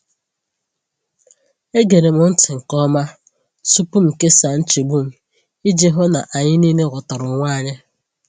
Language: Igbo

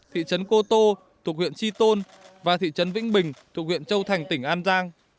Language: Vietnamese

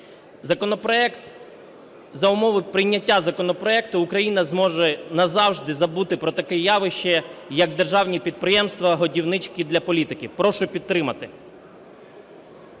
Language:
Ukrainian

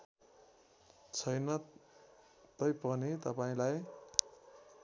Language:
Nepali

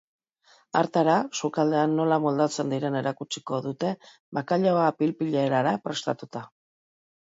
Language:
Basque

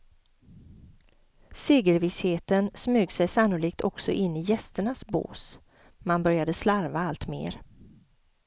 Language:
Swedish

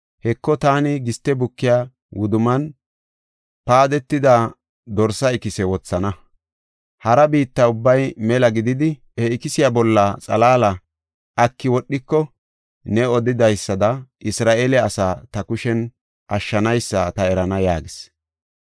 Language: Gofa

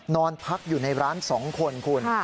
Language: Thai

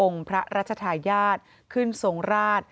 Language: Thai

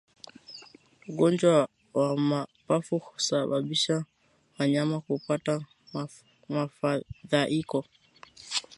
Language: Swahili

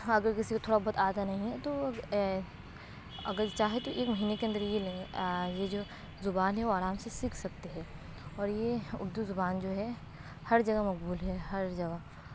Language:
Urdu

